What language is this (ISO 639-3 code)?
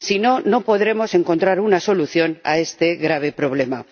spa